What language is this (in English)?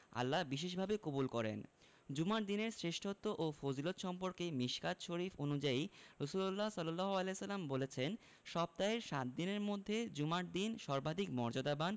Bangla